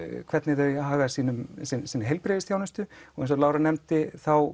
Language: Icelandic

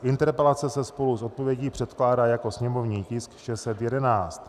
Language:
Czech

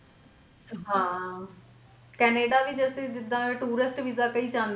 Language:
Punjabi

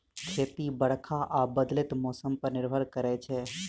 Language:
Maithili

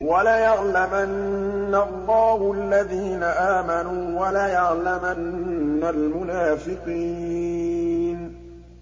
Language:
Arabic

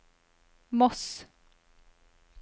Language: Norwegian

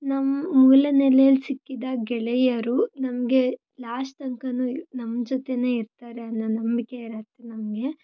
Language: Kannada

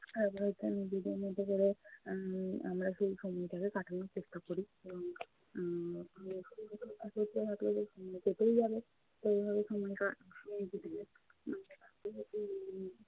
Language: Bangla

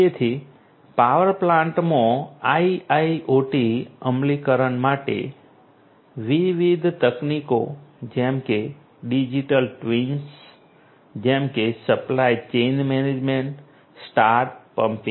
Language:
Gujarati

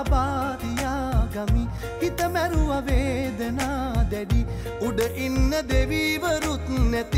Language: Arabic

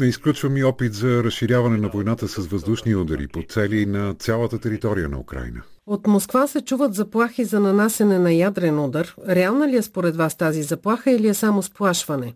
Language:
Bulgarian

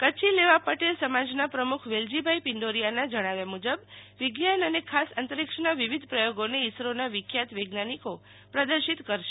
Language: Gujarati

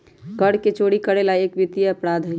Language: Magahi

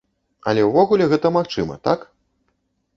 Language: Belarusian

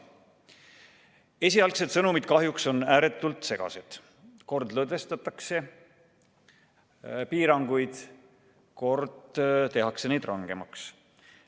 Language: Estonian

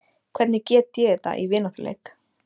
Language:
Icelandic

